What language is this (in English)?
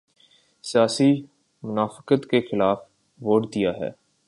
Urdu